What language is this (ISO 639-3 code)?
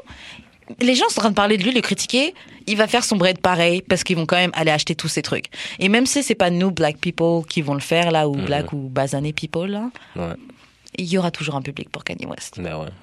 fra